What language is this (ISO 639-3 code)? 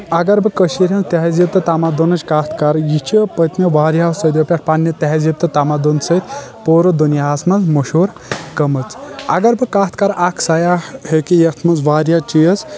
kas